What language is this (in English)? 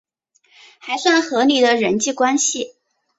Chinese